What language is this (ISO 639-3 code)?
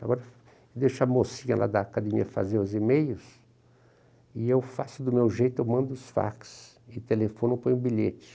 por